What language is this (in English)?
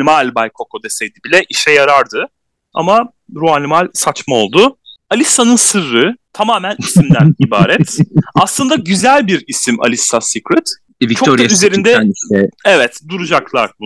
Turkish